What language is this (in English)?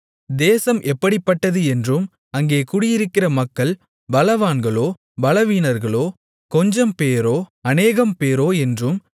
Tamil